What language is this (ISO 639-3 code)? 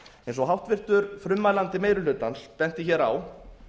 isl